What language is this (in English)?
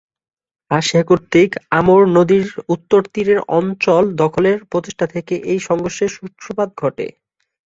Bangla